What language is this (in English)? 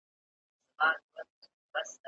Pashto